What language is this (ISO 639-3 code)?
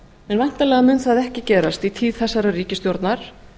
isl